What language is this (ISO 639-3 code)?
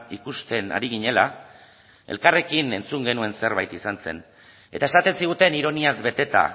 eus